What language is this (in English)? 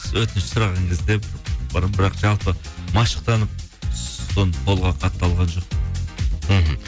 Kazakh